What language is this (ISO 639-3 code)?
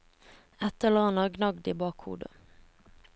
nor